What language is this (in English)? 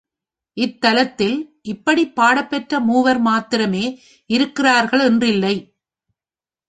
Tamil